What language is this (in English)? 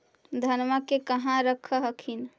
Magahi